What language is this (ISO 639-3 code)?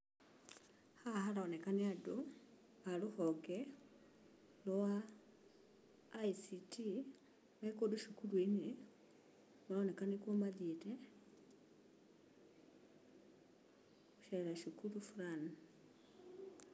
kik